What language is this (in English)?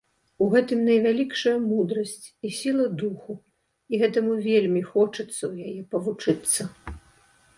Belarusian